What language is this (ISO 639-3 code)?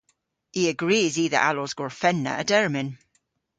cor